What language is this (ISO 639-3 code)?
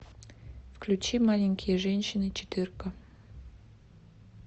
rus